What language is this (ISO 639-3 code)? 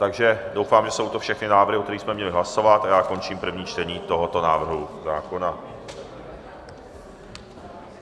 ces